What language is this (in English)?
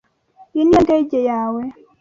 Kinyarwanda